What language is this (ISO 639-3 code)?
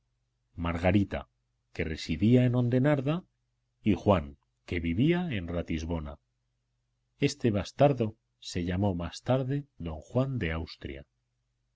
spa